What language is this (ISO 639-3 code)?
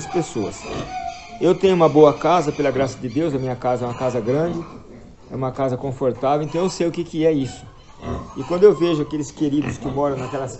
por